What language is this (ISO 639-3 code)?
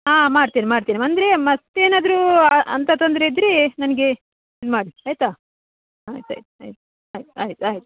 kan